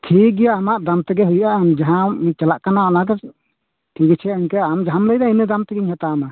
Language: Santali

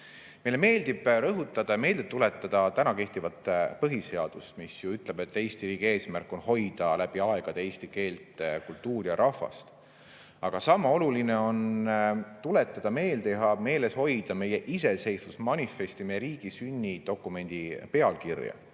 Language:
Estonian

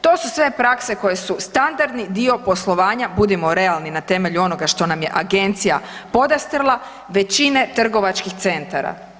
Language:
Croatian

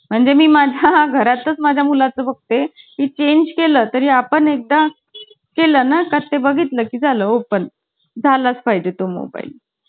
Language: Marathi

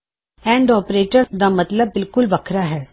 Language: Punjabi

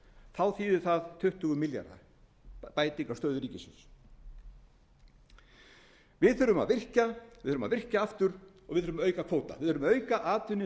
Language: Icelandic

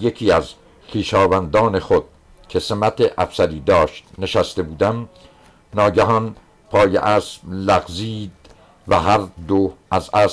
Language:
Persian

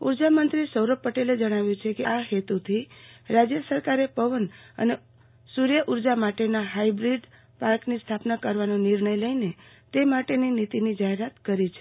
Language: Gujarati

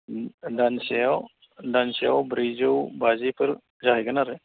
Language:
Bodo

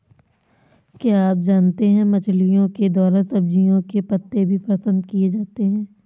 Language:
Hindi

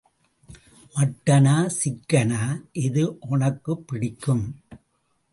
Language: Tamil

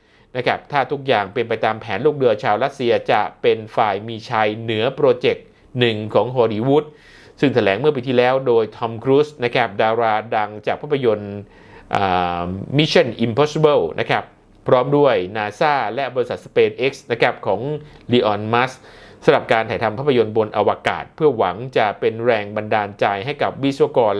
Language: Thai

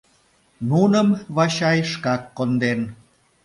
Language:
Mari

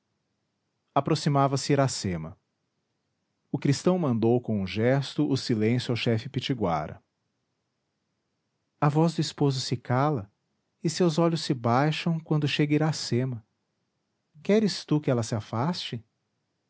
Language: Portuguese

